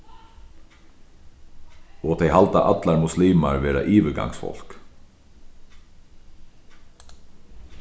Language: Faroese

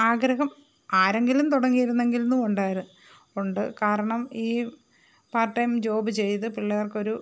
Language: Malayalam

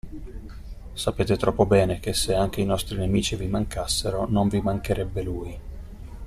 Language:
Italian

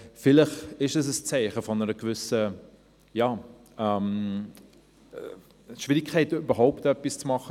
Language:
Swiss German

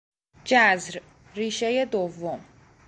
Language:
Persian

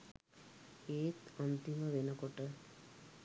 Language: Sinhala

